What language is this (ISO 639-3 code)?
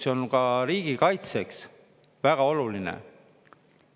est